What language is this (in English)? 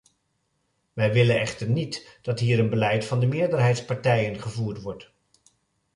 Dutch